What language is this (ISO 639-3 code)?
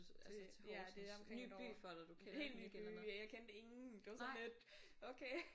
dan